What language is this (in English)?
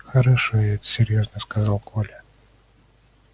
Russian